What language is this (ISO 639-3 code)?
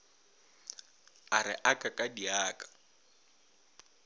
nso